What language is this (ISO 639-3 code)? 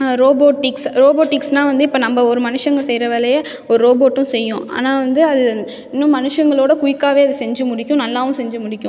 tam